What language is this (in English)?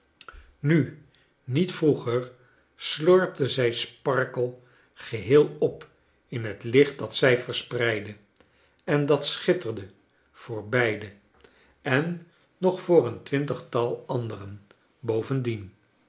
Dutch